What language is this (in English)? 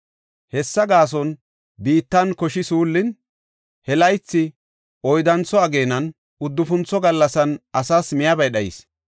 Gofa